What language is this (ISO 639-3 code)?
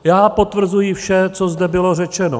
ces